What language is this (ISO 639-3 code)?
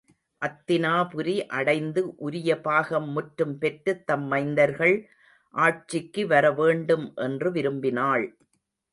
tam